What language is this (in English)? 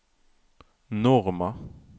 Norwegian